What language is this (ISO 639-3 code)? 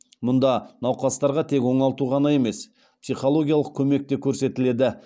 kaz